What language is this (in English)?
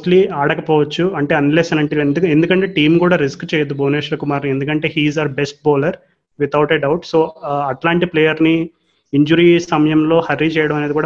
Telugu